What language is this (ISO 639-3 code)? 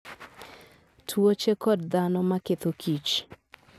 luo